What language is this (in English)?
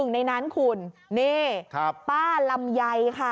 Thai